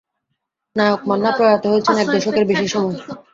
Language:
Bangla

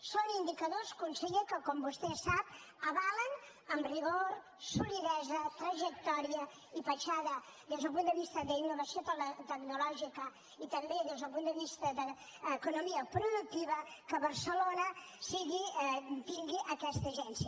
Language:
Catalan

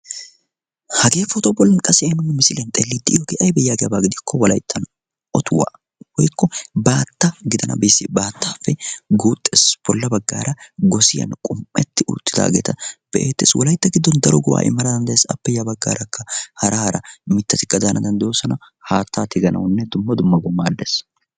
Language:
Wolaytta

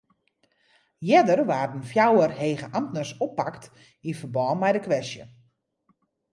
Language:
Western Frisian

